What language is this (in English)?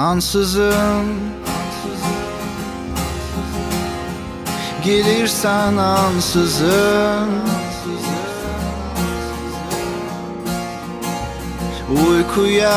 Turkish